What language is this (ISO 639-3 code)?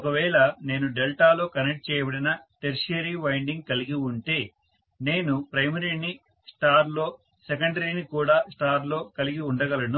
tel